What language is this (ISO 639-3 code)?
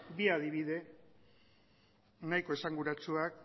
eus